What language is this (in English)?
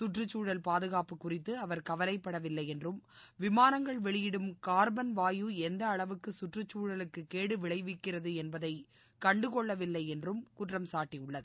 Tamil